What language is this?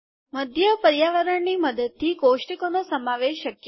Gujarati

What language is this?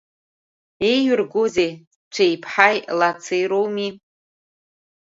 Abkhazian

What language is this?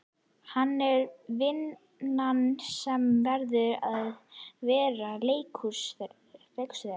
Icelandic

